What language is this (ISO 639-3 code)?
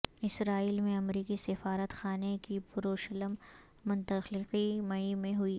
urd